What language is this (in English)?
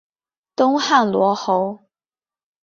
Chinese